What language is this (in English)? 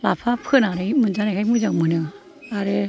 Bodo